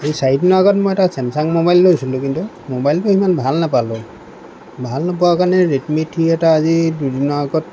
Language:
Assamese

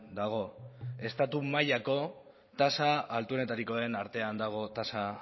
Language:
Basque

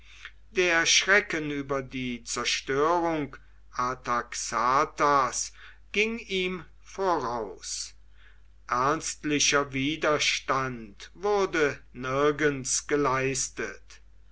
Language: German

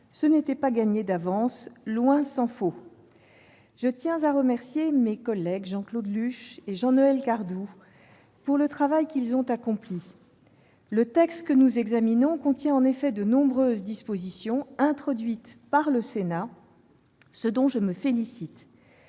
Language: French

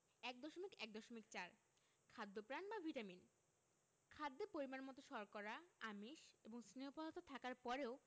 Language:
Bangla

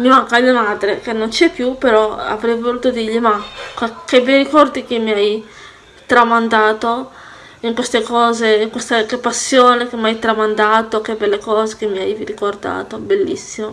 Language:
Italian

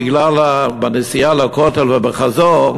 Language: Hebrew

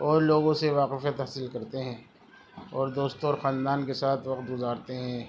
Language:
Urdu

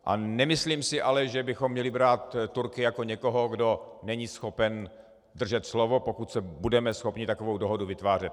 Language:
Czech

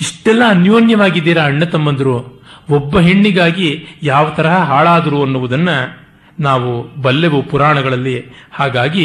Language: Kannada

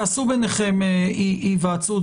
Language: Hebrew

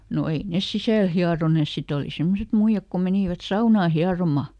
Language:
Finnish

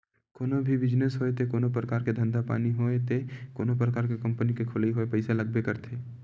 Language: Chhattisgarhi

